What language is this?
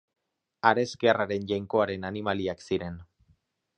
Basque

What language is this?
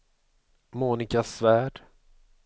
Swedish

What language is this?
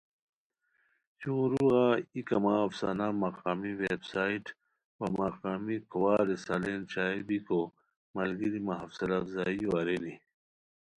Khowar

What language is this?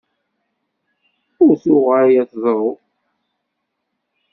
Kabyle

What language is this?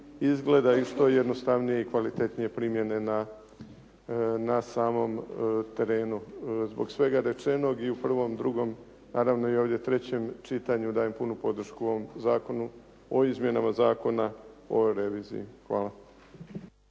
Croatian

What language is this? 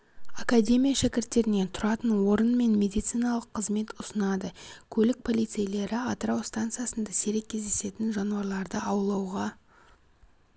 Kazakh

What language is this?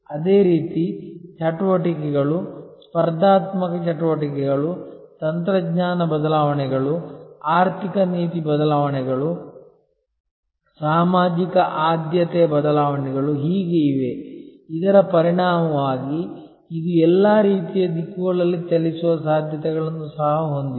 Kannada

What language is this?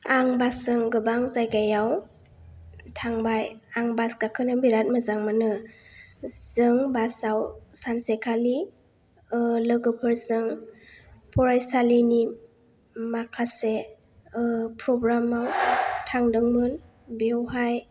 Bodo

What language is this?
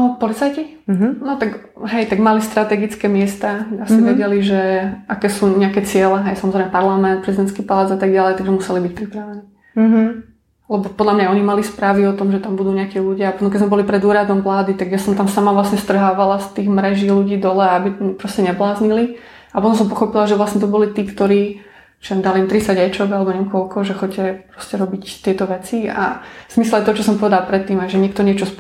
Slovak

